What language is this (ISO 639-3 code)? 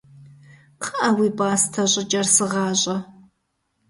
kbd